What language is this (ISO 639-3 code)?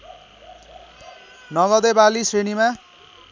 nep